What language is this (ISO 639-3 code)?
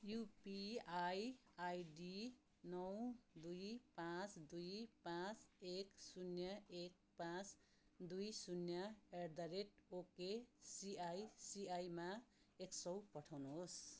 nep